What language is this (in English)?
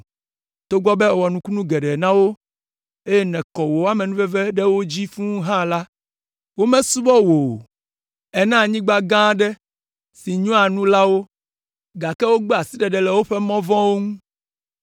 Ewe